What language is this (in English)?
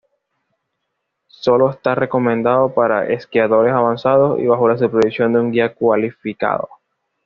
Spanish